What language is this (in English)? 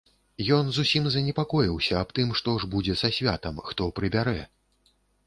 Belarusian